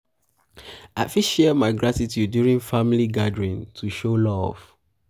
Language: Nigerian Pidgin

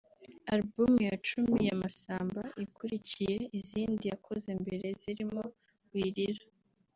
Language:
Kinyarwanda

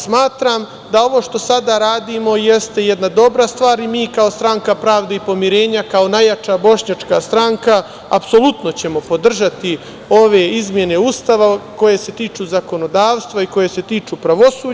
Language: Serbian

